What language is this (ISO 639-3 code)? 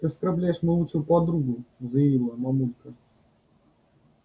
rus